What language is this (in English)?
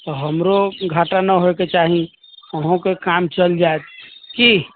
Maithili